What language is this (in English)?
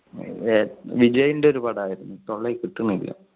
Malayalam